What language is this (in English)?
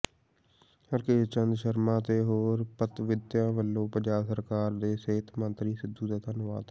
Punjabi